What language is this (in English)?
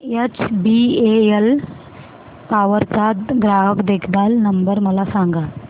Marathi